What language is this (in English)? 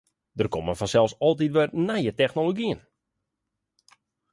Western Frisian